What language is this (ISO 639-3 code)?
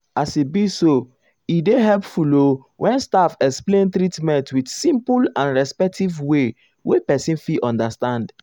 pcm